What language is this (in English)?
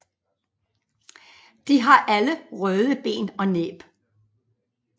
Danish